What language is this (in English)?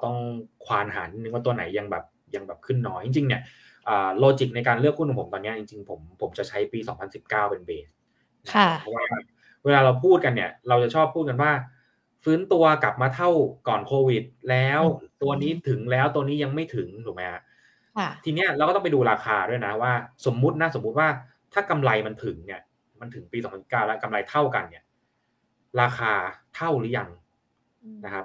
Thai